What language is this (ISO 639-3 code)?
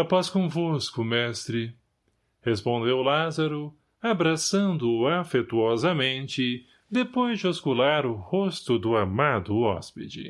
por